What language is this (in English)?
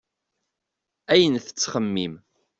Kabyle